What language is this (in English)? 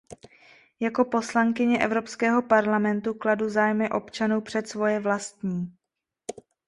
Czech